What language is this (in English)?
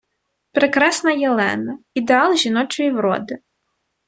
Ukrainian